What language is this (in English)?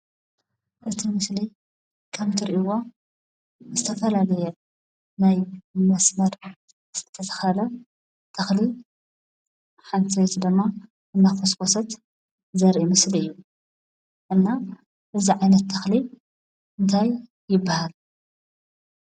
Tigrinya